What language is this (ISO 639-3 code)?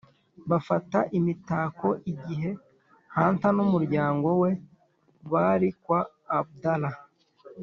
kin